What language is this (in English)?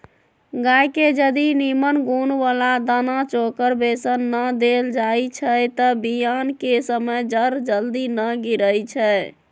Magahi